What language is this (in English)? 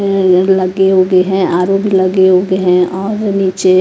Hindi